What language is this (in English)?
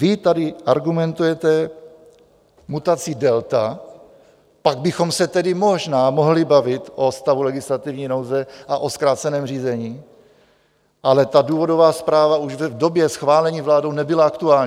Czech